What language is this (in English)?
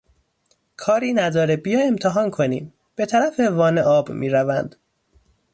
Persian